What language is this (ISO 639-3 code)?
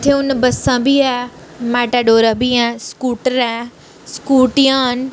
doi